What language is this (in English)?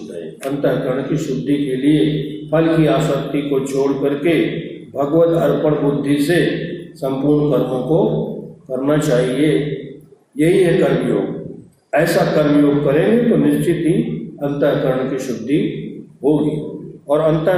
Hindi